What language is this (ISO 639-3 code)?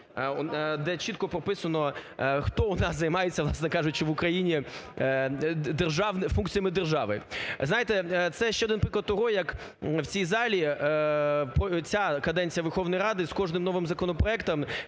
ukr